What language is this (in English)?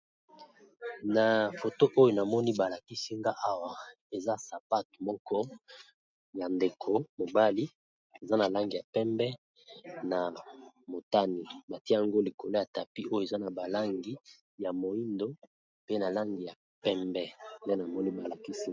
Lingala